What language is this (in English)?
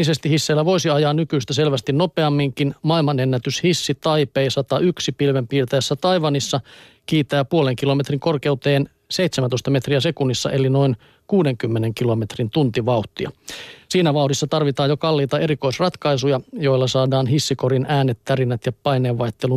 Finnish